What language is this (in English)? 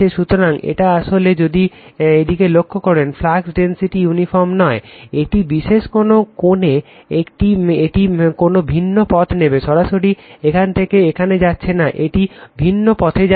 Bangla